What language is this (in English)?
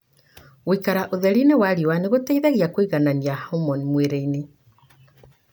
Kikuyu